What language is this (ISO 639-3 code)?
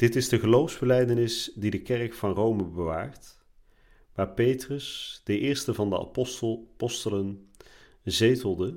nld